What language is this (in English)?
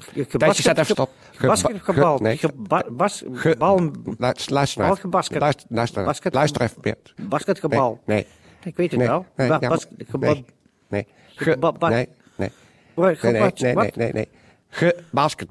Dutch